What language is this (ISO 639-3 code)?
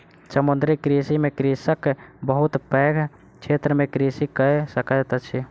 mai